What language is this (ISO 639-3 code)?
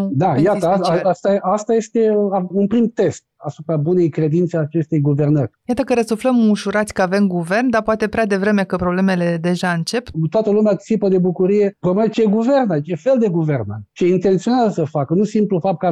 ron